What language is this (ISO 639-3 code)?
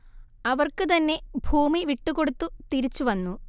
mal